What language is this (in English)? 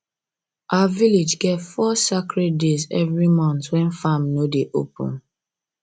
Nigerian Pidgin